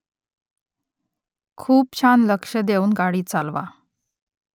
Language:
Marathi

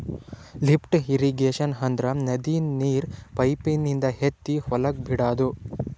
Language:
Kannada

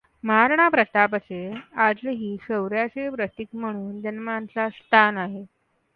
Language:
Marathi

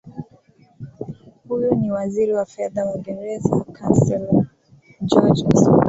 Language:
Swahili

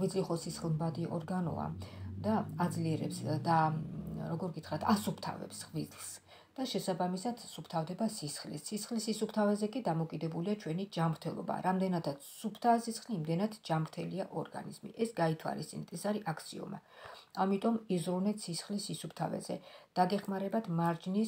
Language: Romanian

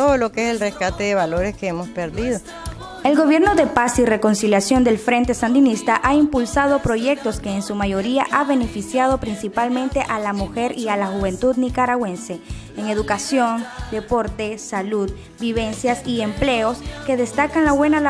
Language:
Spanish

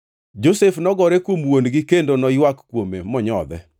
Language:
Luo (Kenya and Tanzania)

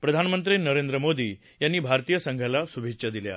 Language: Marathi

